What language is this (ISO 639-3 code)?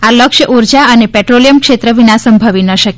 guj